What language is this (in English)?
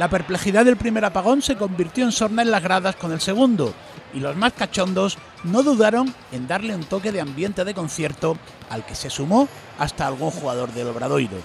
Spanish